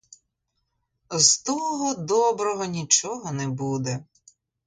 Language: Ukrainian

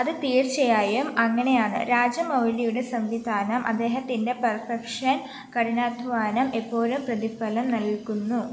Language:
Malayalam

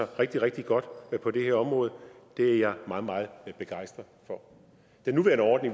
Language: Danish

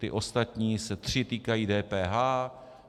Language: Czech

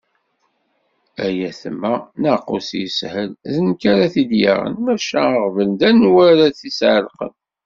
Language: Kabyle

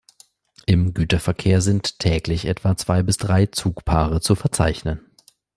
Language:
German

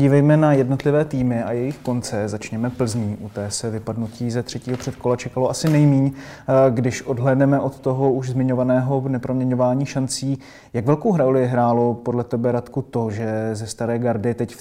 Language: Czech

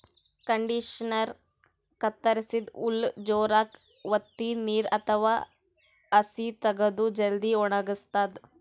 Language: Kannada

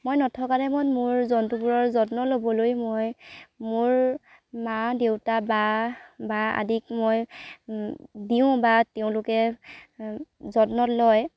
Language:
Assamese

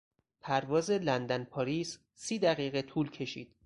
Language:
Persian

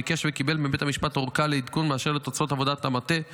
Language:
Hebrew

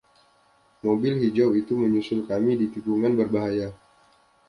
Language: Indonesian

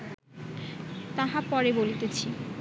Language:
Bangla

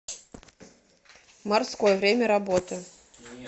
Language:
Russian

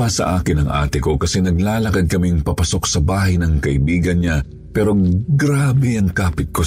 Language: Filipino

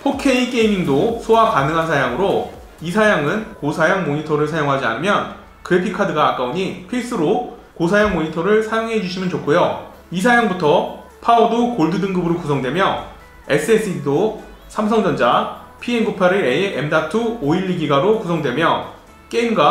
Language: Korean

